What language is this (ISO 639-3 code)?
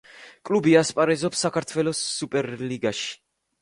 kat